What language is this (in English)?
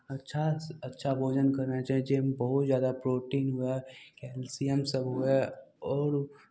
Maithili